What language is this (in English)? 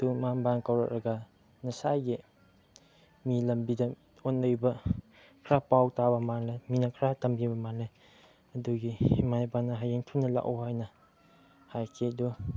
Manipuri